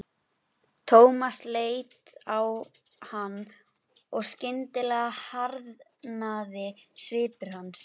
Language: Icelandic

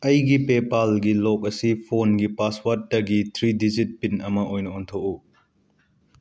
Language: Manipuri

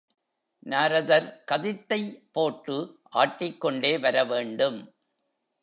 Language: Tamil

